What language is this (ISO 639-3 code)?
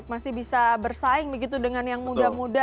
ind